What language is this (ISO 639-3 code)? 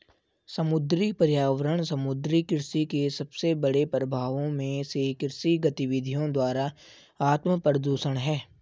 hin